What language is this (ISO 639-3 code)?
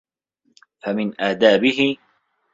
ara